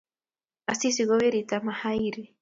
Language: Kalenjin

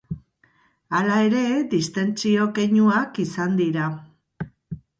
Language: Basque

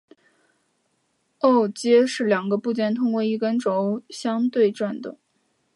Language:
Chinese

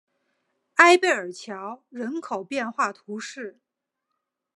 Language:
Chinese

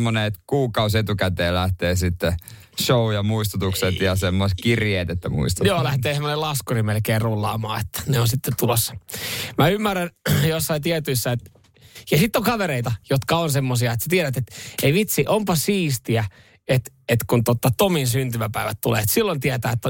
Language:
Finnish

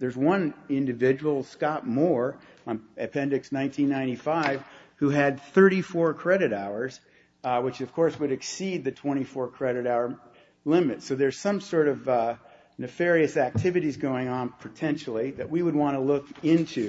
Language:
English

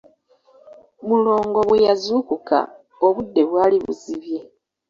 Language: Ganda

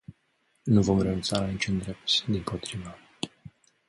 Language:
Romanian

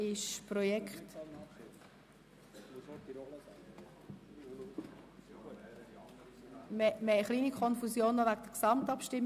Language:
Swiss German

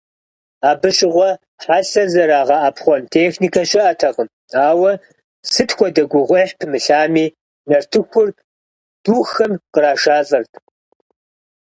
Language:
Kabardian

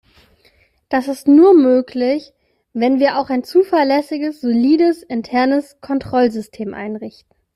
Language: German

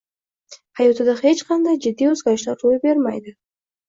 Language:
Uzbek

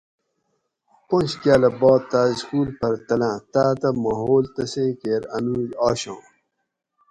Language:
Gawri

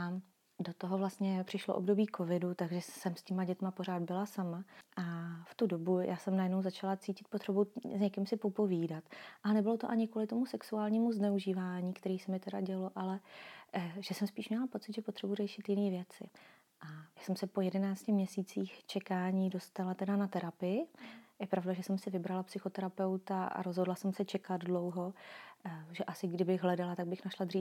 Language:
Czech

